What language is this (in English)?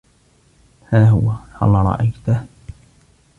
Arabic